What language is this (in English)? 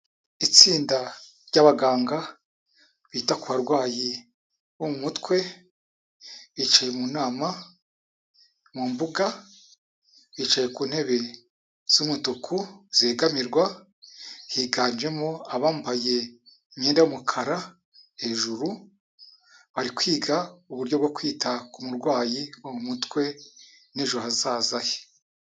Kinyarwanda